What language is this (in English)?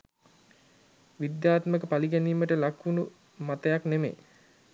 Sinhala